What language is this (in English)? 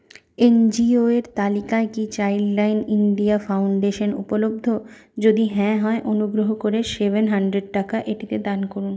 Bangla